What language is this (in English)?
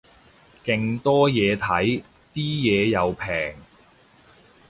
Cantonese